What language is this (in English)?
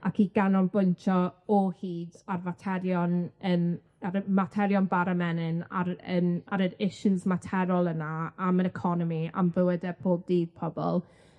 Welsh